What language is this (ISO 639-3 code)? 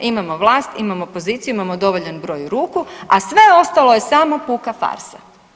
hrv